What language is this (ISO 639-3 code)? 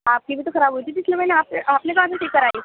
urd